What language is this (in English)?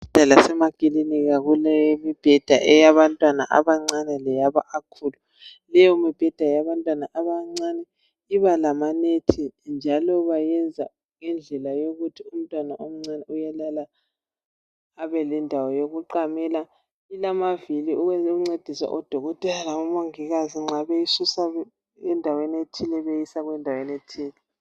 North Ndebele